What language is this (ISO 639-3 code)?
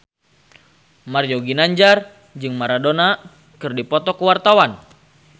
sun